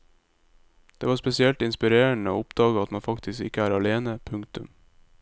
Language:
Norwegian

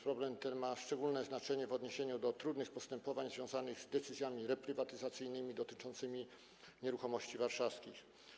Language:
Polish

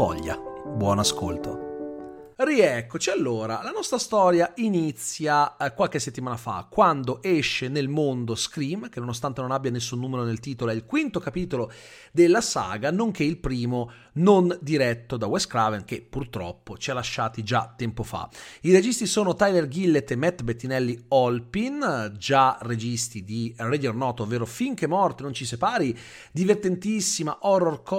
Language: Italian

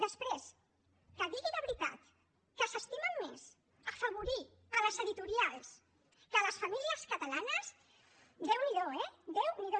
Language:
Catalan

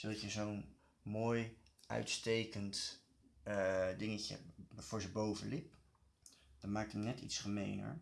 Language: Dutch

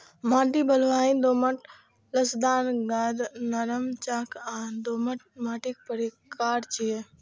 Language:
Maithili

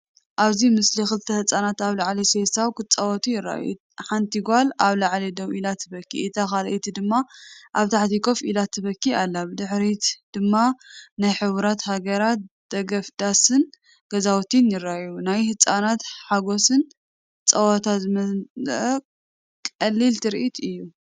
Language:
Tigrinya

